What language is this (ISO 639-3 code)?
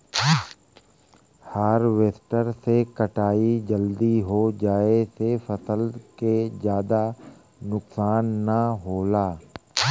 bho